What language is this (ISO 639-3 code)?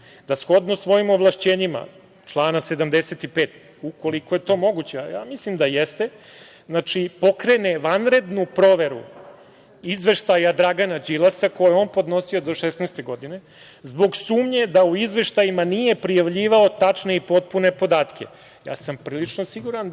srp